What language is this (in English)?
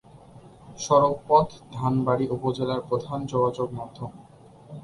Bangla